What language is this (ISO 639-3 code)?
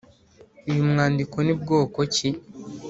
kin